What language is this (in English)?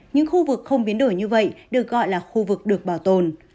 Vietnamese